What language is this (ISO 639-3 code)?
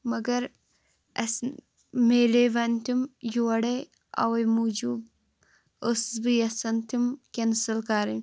kas